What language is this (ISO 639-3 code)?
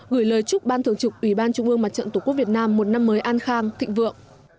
vie